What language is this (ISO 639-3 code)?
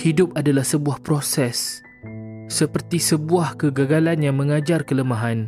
msa